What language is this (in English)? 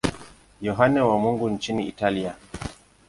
Swahili